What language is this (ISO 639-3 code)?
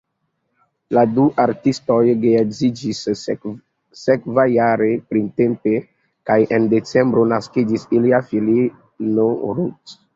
epo